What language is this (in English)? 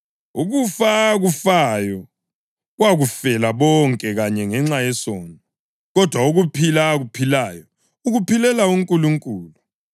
North Ndebele